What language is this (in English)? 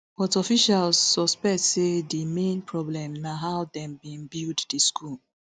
Nigerian Pidgin